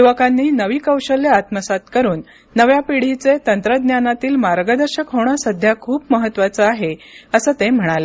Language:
Marathi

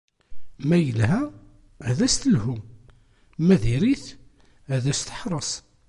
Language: Kabyle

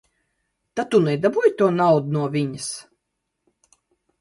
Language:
Latvian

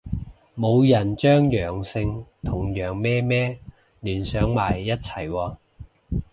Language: Cantonese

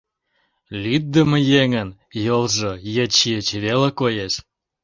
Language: Mari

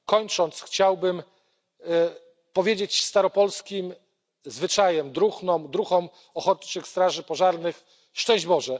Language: Polish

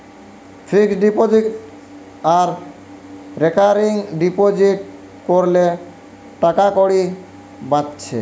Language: Bangla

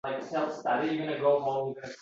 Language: Uzbek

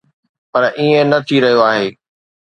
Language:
Sindhi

